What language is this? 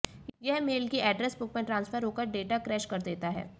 Hindi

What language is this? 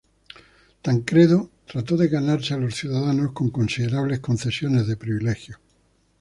Spanish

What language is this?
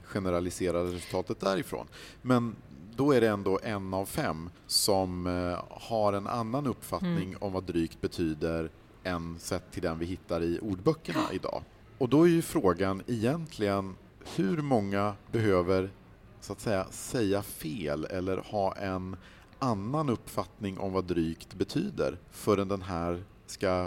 Swedish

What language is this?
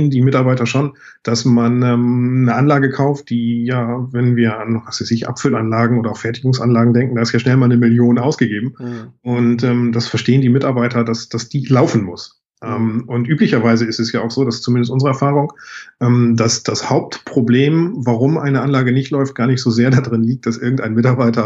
German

